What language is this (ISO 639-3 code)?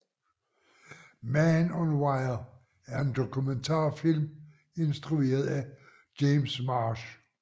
dan